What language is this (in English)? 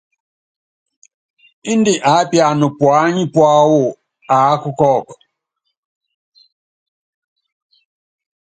Yangben